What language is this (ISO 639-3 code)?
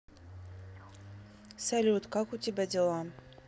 rus